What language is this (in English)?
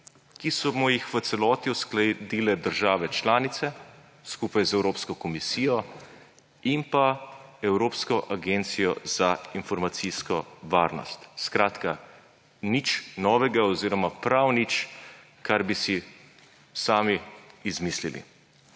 Slovenian